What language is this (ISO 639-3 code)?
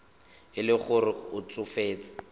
tsn